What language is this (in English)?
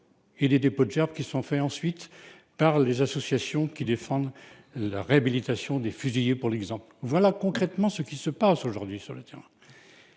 French